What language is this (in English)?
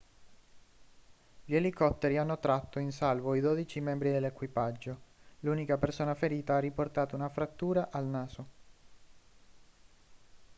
Italian